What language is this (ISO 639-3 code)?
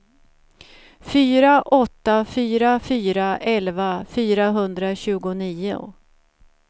swe